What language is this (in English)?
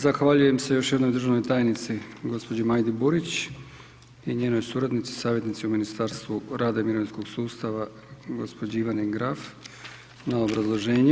Croatian